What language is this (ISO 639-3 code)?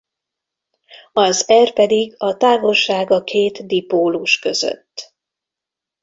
hun